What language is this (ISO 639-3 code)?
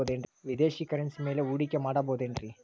kan